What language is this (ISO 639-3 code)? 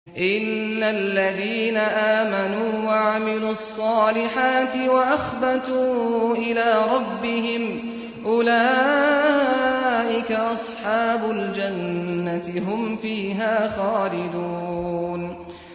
ara